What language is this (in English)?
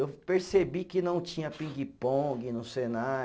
Portuguese